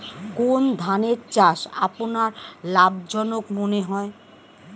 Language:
Bangla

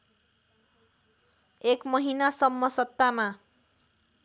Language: Nepali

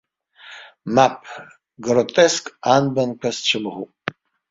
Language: Abkhazian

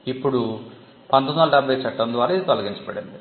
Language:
Telugu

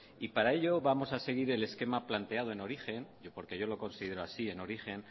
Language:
Spanish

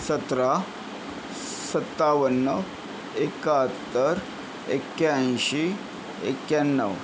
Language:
Marathi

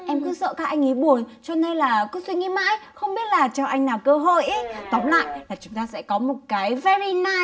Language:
Vietnamese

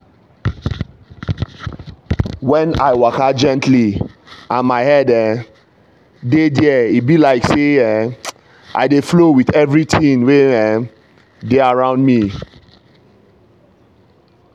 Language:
Nigerian Pidgin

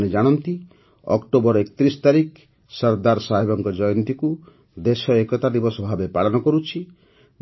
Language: Odia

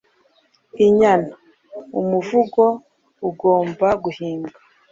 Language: Kinyarwanda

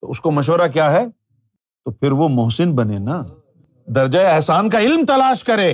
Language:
Urdu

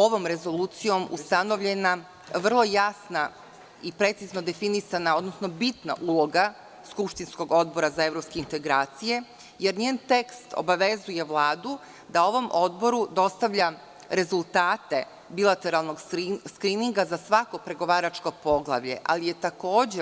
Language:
Serbian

